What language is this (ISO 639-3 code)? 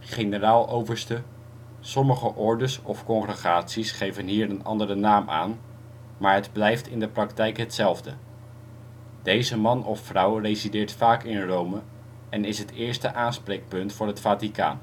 nld